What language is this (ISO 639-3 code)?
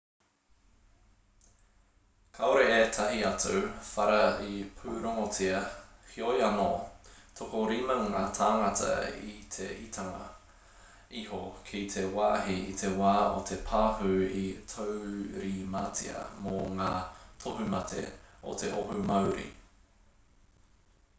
mri